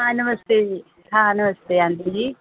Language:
Dogri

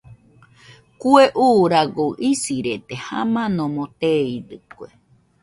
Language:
Nüpode Huitoto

